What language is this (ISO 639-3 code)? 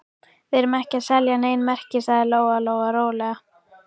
isl